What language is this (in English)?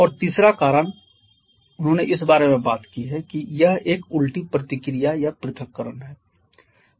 Hindi